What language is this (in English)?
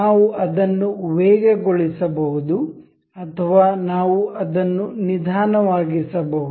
Kannada